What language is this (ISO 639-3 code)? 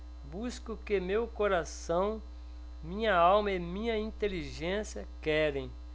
por